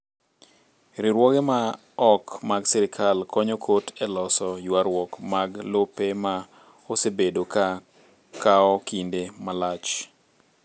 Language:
Luo (Kenya and Tanzania)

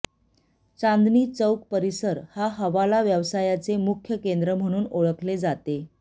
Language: Marathi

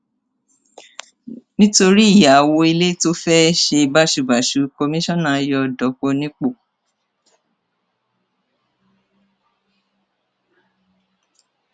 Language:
Yoruba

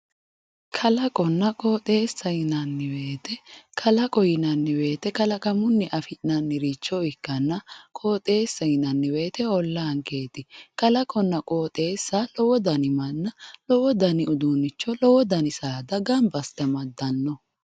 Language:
Sidamo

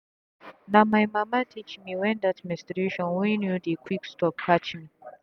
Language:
Nigerian Pidgin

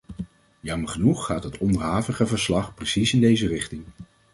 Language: Dutch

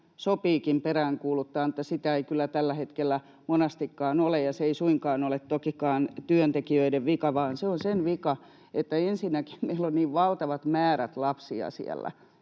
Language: Finnish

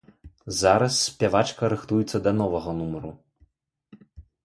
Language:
Belarusian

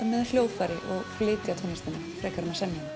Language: Icelandic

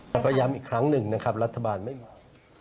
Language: Thai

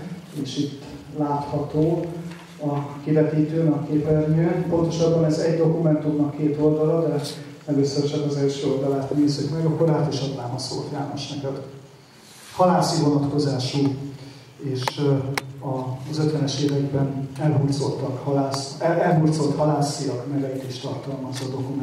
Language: Hungarian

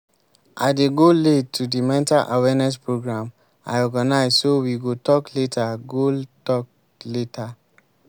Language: Nigerian Pidgin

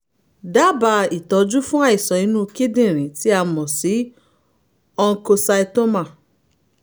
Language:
Yoruba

